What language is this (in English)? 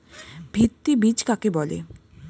Bangla